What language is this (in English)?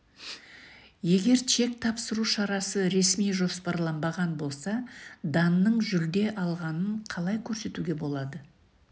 Kazakh